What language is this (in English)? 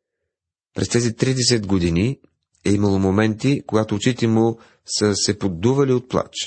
Bulgarian